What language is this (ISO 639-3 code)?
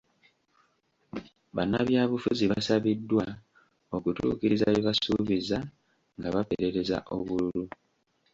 lug